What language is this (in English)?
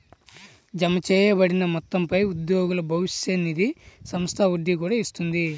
Telugu